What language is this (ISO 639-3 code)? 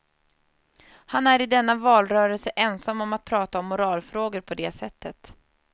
swe